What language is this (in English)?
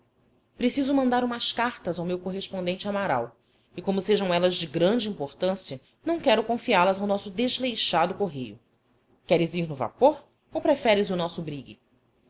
Portuguese